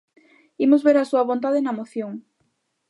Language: Galician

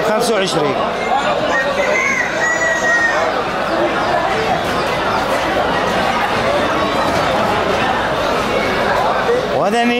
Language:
Arabic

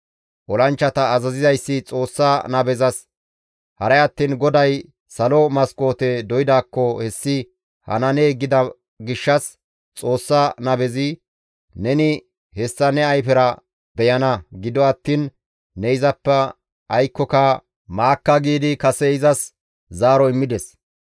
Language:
Gamo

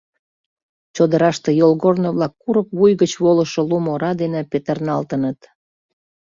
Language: Mari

